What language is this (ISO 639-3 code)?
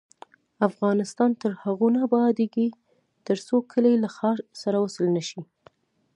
pus